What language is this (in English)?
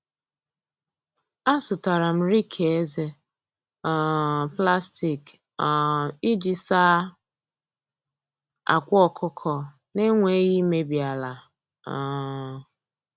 Igbo